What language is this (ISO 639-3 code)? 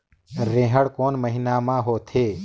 hne